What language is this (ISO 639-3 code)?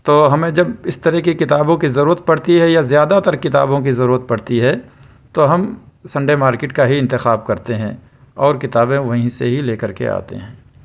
urd